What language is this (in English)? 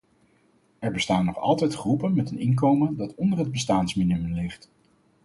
Dutch